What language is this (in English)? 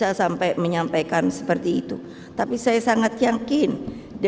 Indonesian